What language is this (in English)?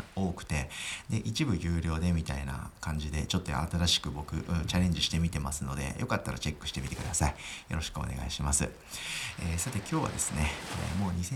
Japanese